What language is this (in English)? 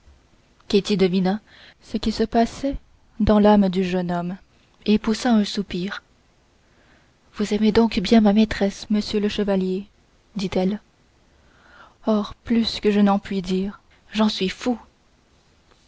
French